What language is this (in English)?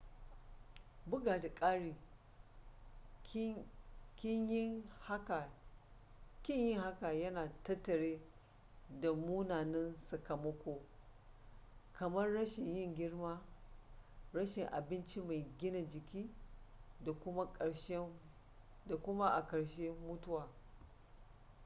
Hausa